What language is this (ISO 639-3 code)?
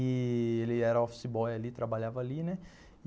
por